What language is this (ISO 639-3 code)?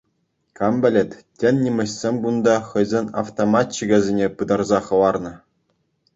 chv